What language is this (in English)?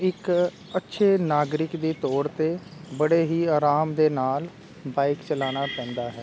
Punjabi